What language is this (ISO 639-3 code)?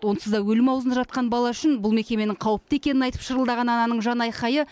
kaz